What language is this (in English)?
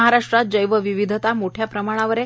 Marathi